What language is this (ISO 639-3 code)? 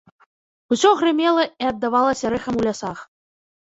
bel